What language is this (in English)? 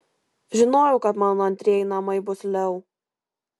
Lithuanian